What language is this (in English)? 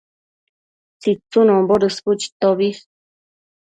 Matsés